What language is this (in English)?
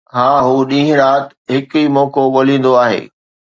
Sindhi